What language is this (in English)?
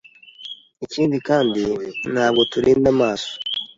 Kinyarwanda